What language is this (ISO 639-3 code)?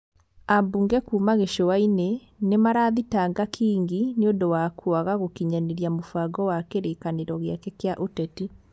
kik